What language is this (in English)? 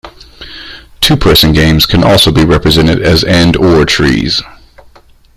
English